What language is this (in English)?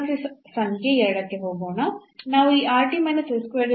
Kannada